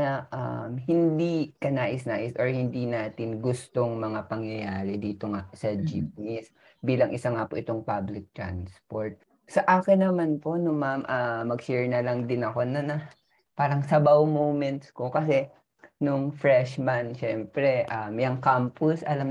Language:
Filipino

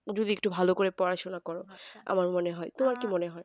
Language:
Bangla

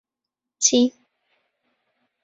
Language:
Central Kurdish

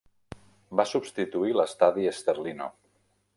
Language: Catalan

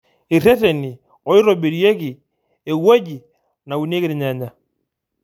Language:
Masai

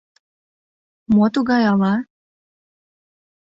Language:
Mari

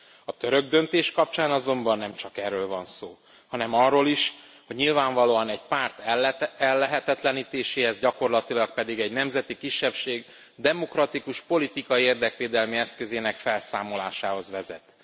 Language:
Hungarian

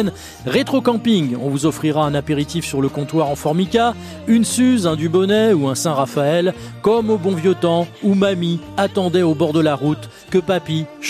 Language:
French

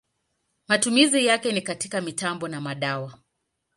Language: Swahili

